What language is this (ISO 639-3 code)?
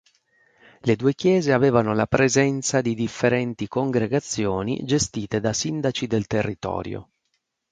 ita